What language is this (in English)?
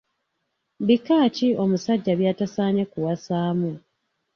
Ganda